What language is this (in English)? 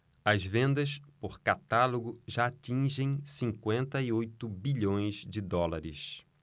Portuguese